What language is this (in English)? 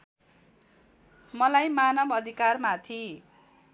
Nepali